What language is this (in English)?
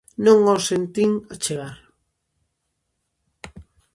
Galician